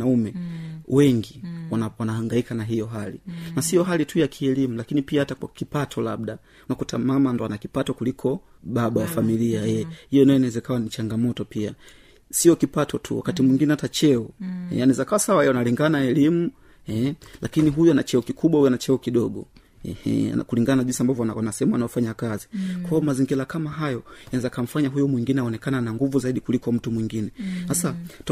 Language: Swahili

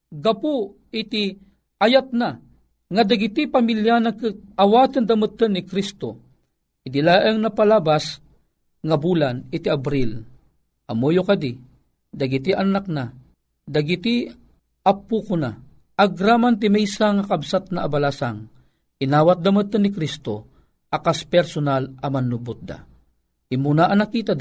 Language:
Filipino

